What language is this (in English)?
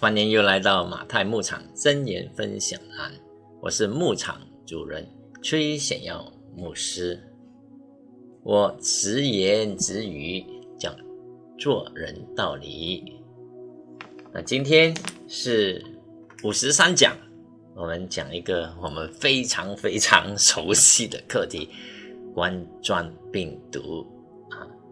Chinese